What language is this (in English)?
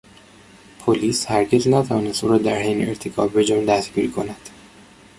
Persian